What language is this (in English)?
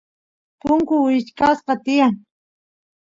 Santiago del Estero Quichua